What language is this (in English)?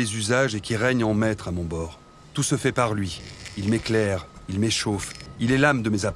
French